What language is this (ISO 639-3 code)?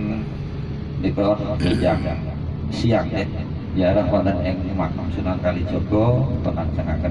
ind